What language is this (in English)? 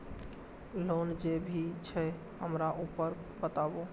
Maithili